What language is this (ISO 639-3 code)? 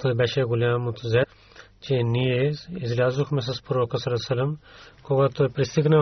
bul